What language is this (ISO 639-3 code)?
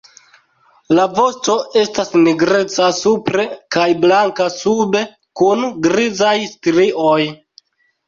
epo